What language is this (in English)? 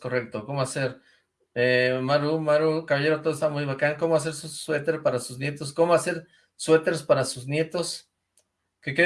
Spanish